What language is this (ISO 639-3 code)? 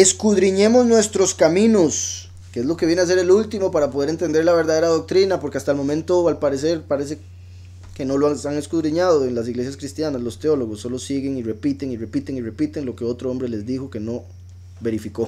spa